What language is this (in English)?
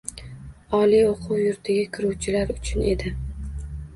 Uzbek